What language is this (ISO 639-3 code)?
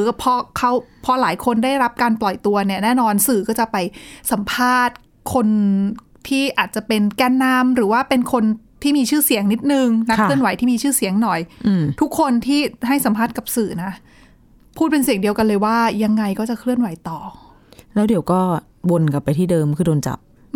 tha